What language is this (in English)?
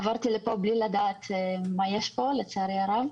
Hebrew